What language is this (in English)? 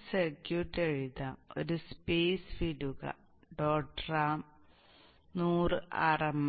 Malayalam